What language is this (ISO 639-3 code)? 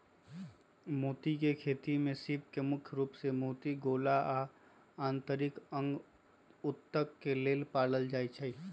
mag